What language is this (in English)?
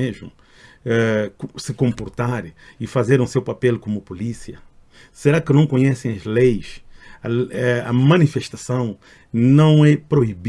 Portuguese